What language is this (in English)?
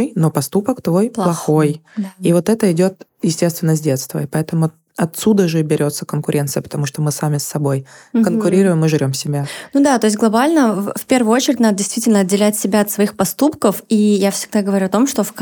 Russian